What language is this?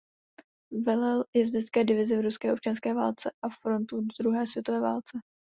Czech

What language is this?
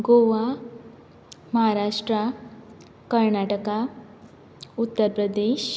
Konkani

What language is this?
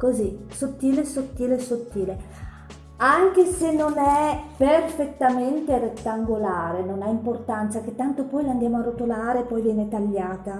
Italian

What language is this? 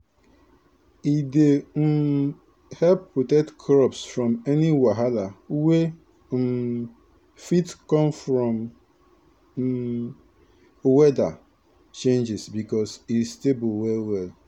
Nigerian Pidgin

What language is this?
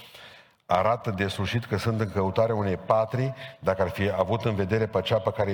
Romanian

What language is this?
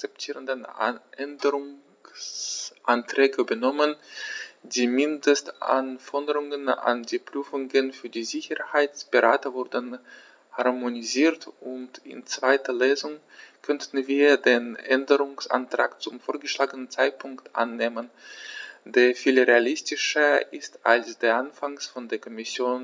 German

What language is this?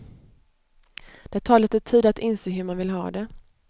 Swedish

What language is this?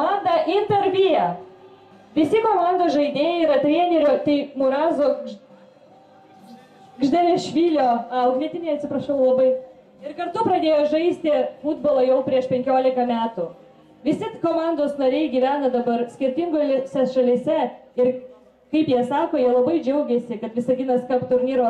Lithuanian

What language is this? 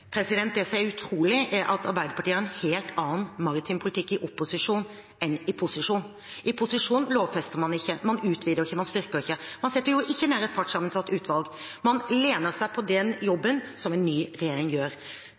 Norwegian Bokmål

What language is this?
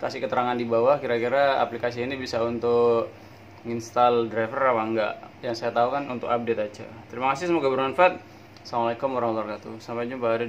Indonesian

